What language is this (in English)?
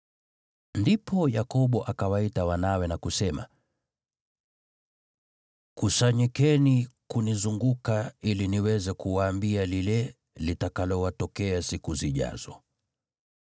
Swahili